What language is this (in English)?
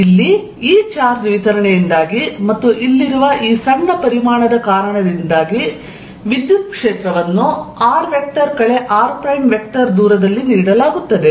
Kannada